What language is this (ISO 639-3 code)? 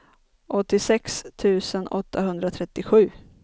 swe